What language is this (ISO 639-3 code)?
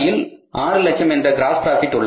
tam